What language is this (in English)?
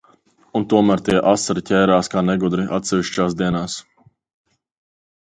Latvian